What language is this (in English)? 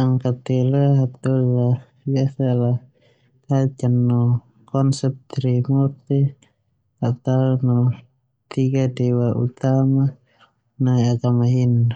Termanu